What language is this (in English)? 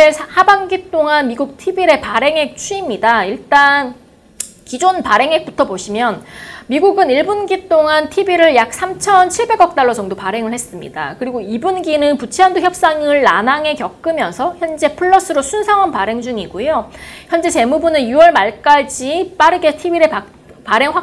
Korean